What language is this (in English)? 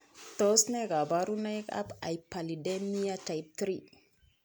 Kalenjin